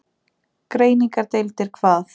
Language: Icelandic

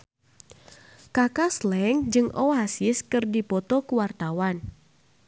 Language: Sundanese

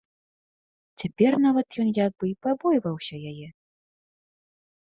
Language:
Belarusian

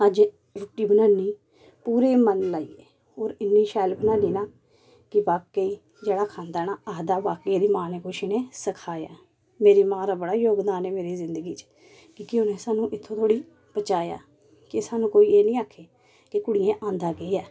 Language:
Dogri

